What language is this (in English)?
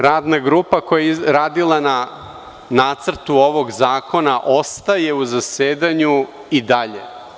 Serbian